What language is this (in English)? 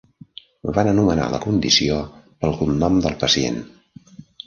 Catalan